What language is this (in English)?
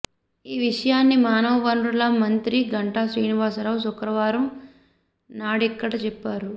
Telugu